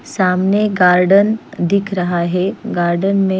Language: Hindi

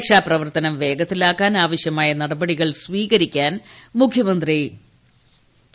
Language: Malayalam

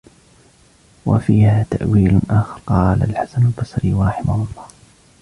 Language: Arabic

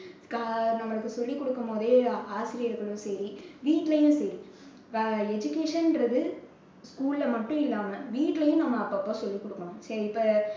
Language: Tamil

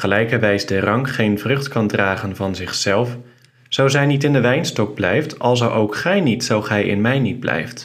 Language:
Dutch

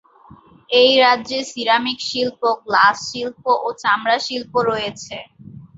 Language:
Bangla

